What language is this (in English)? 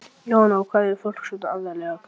Icelandic